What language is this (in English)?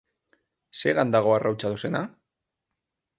Basque